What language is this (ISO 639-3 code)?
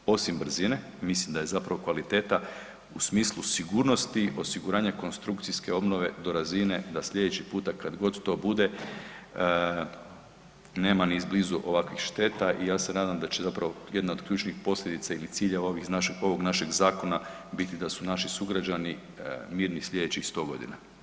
hrv